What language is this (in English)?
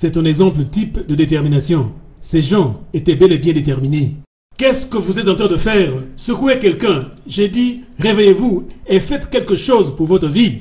French